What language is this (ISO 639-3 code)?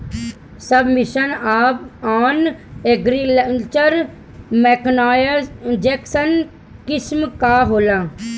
bho